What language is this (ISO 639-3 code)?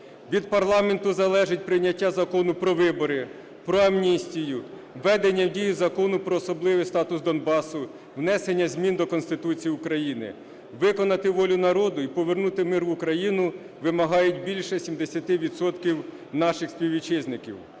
ukr